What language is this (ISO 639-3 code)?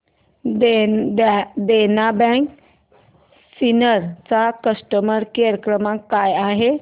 mar